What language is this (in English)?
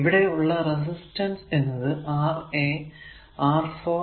Malayalam